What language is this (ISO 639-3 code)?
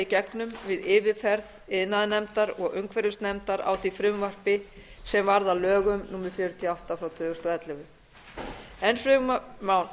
isl